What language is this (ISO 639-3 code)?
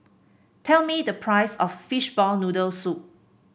eng